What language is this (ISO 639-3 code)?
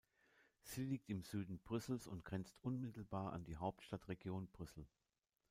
deu